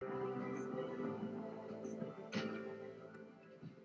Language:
Welsh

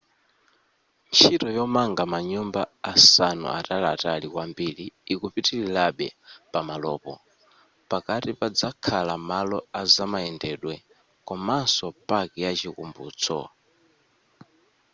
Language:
Nyanja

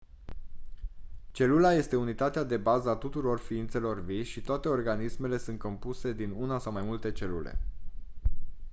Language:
Romanian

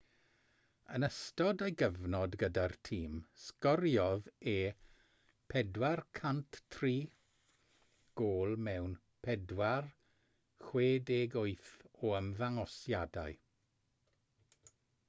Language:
Welsh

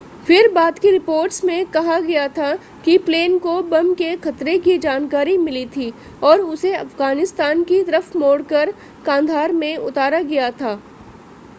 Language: Hindi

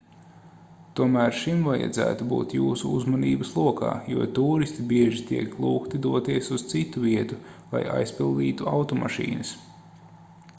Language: Latvian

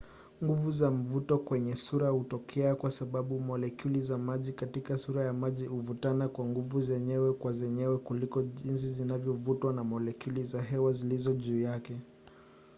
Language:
Swahili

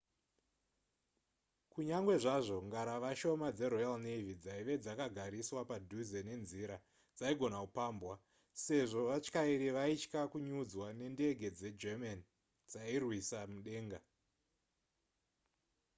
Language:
Shona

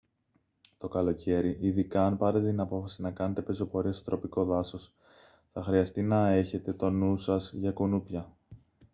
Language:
Greek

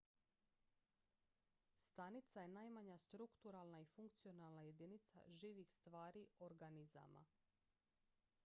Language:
Croatian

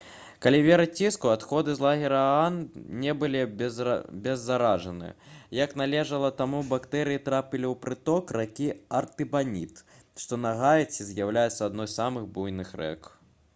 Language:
Belarusian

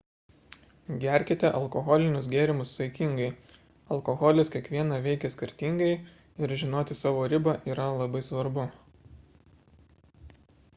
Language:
Lithuanian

